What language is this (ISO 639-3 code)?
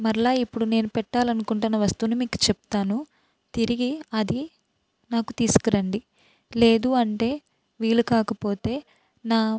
tel